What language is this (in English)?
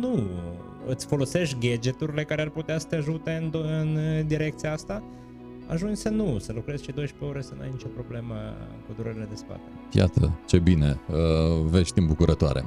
Romanian